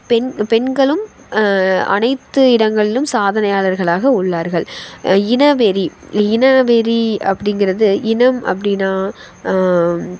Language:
Tamil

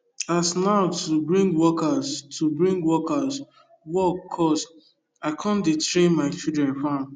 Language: Nigerian Pidgin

